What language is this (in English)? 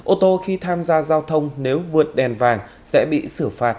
Vietnamese